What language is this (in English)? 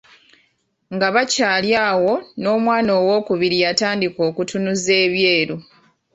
Ganda